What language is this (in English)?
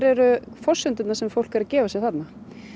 Icelandic